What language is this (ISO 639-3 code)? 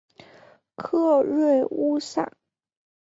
zho